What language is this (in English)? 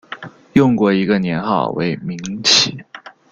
Chinese